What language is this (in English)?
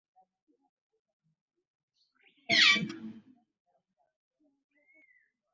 Ganda